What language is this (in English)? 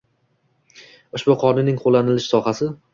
Uzbek